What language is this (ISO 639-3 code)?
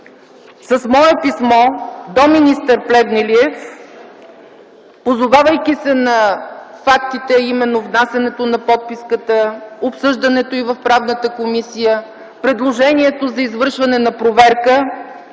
bul